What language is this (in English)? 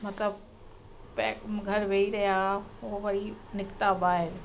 Sindhi